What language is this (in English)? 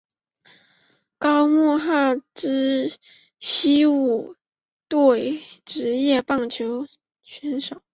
Chinese